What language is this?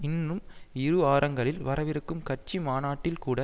Tamil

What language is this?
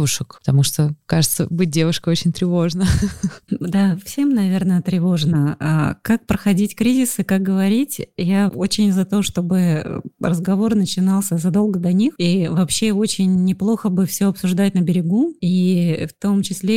Russian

